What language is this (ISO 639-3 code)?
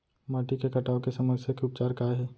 hne